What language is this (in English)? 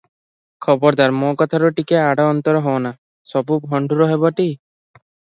Odia